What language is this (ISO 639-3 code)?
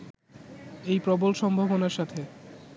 ben